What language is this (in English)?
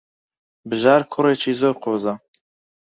Central Kurdish